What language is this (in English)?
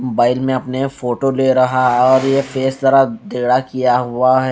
Hindi